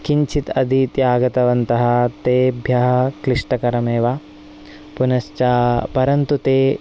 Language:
Sanskrit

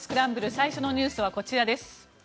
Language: Japanese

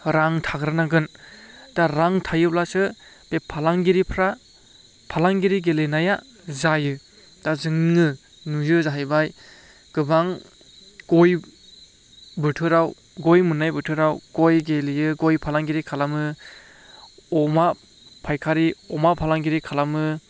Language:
Bodo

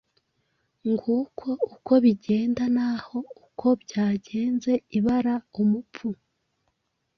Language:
Kinyarwanda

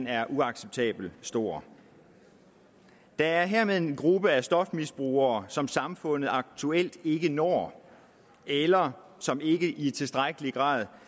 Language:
Danish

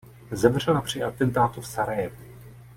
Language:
Czech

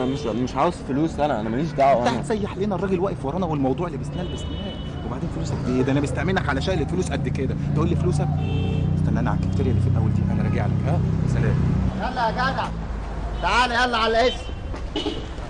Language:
Arabic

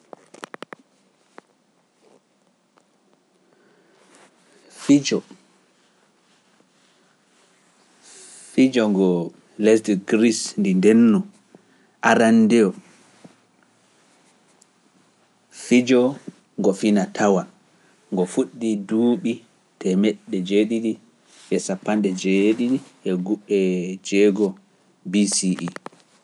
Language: Pular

